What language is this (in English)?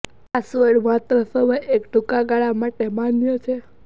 Gujarati